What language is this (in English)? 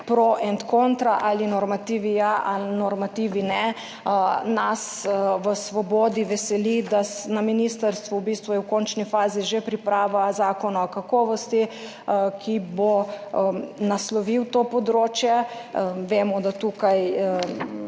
Slovenian